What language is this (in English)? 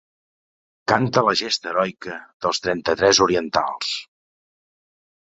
Catalan